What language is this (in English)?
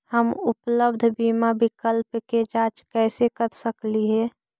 Magahi